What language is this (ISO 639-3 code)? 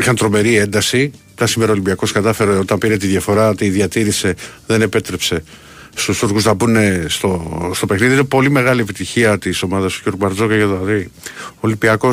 ell